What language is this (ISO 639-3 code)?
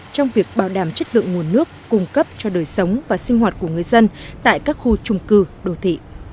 vie